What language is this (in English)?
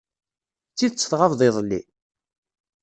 Kabyle